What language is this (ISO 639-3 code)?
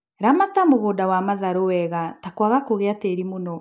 kik